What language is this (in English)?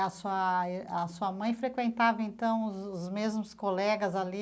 Portuguese